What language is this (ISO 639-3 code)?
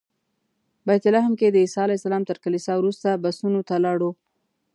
pus